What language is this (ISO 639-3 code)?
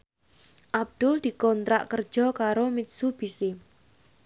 jav